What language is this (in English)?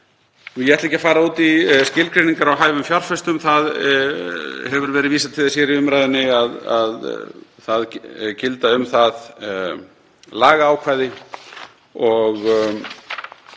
Icelandic